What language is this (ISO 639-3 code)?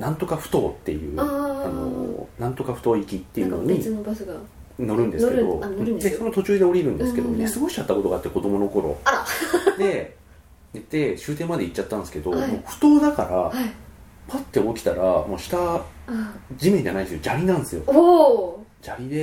jpn